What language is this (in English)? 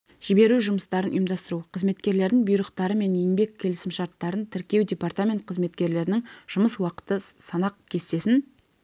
Kazakh